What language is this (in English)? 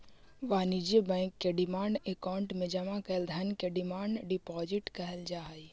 Magahi